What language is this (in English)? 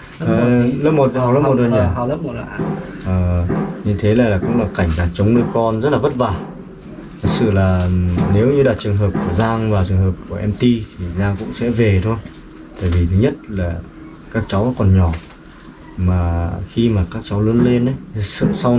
Vietnamese